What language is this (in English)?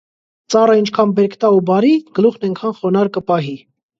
Armenian